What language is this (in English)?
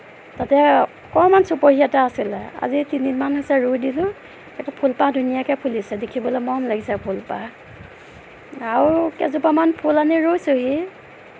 Assamese